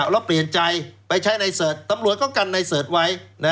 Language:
Thai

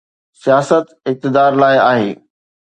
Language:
Sindhi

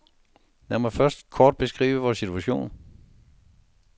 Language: Danish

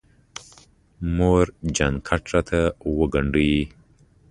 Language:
Pashto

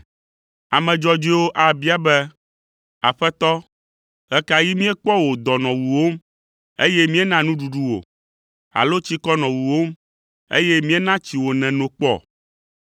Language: Ewe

